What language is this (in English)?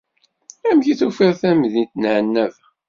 Kabyle